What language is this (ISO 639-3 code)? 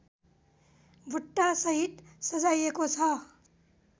nep